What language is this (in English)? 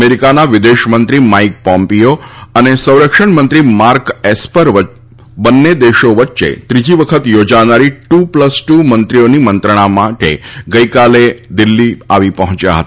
Gujarati